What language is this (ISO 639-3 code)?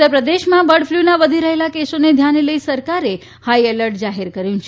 guj